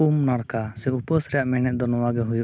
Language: Santali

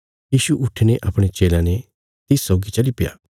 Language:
Bilaspuri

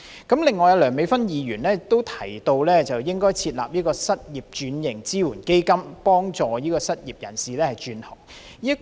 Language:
Cantonese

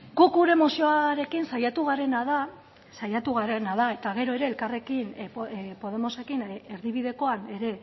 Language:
Basque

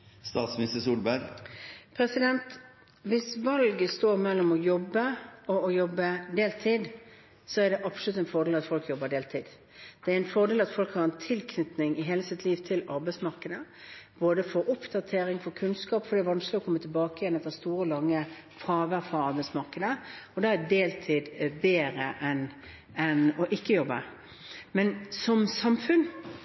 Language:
Norwegian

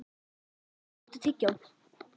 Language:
Icelandic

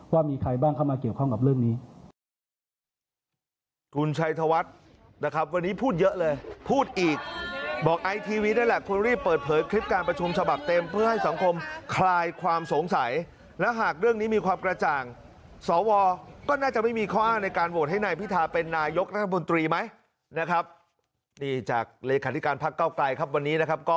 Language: Thai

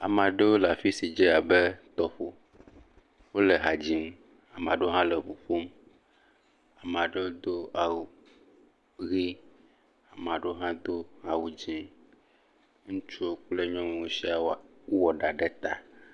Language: Ewe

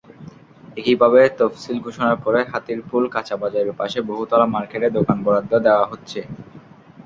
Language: Bangla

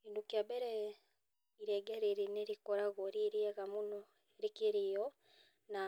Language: Kikuyu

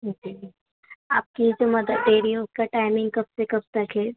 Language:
Urdu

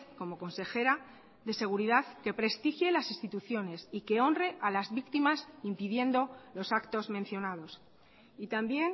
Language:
Spanish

